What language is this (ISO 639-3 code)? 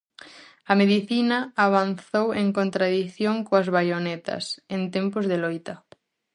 glg